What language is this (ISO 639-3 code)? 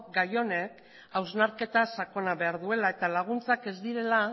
eus